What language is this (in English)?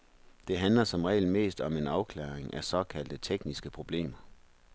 Danish